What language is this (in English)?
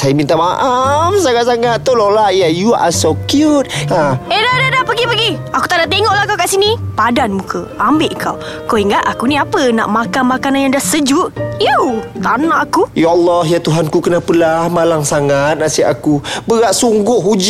Malay